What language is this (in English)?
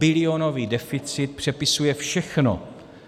Czech